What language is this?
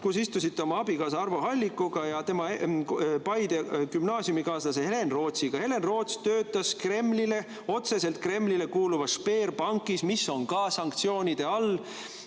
Estonian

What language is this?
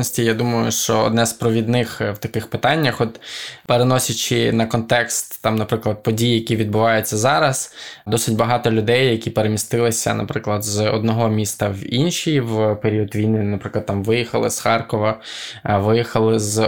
Ukrainian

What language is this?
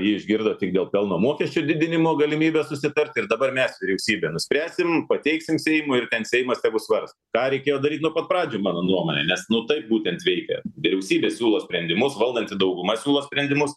Lithuanian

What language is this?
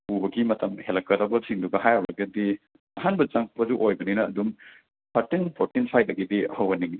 Manipuri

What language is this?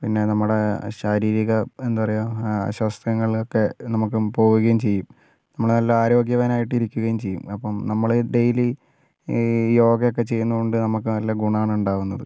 Malayalam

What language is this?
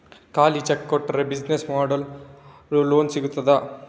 Kannada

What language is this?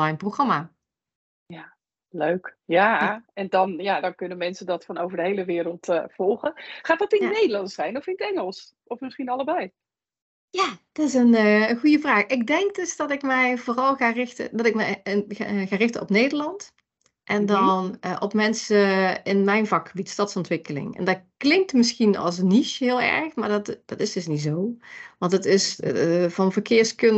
Dutch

